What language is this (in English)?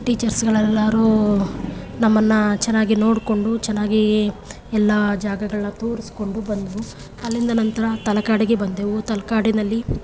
Kannada